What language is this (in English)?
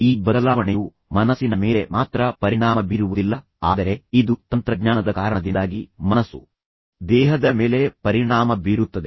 Kannada